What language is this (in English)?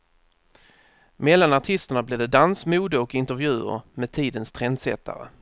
Swedish